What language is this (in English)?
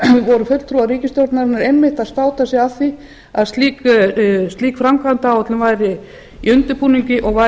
Icelandic